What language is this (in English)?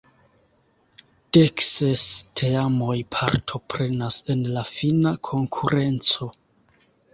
Esperanto